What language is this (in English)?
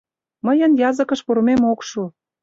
Mari